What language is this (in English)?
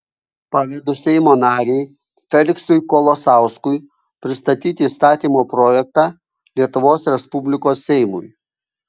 Lithuanian